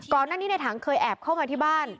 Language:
Thai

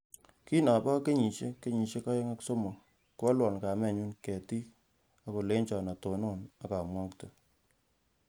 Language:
Kalenjin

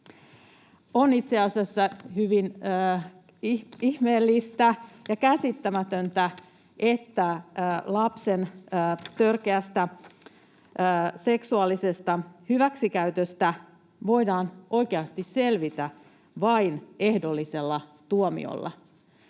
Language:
Finnish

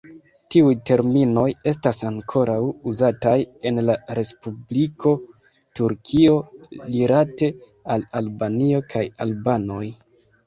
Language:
Esperanto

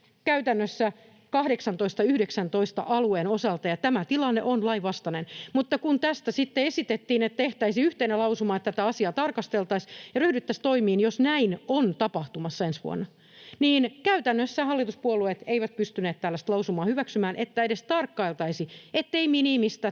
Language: Finnish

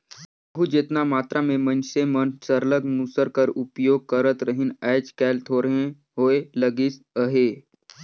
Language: Chhattisgarhi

